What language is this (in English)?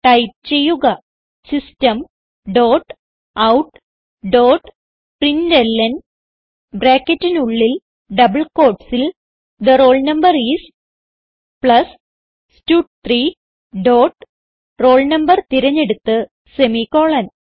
Malayalam